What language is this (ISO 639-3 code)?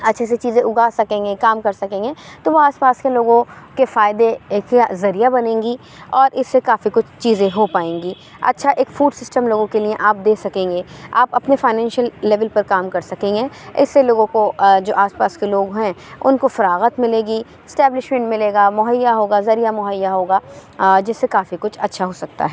urd